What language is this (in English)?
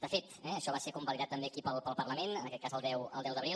Catalan